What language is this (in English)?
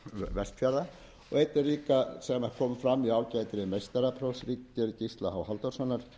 Icelandic